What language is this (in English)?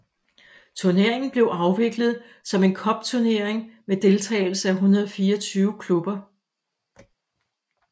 Danish